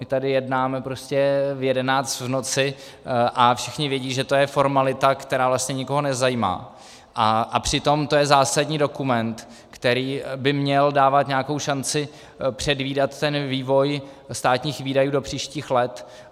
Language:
Czech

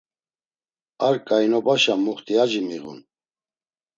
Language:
Laz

